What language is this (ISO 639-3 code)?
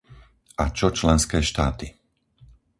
slk